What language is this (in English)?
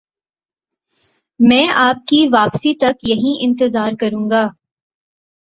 Urdu